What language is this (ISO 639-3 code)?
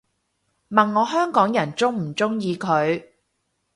yue